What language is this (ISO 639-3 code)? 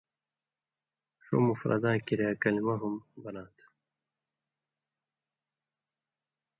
mvy